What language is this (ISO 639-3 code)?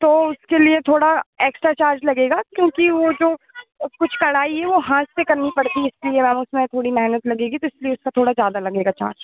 hin